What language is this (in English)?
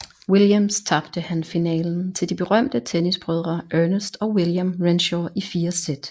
Danish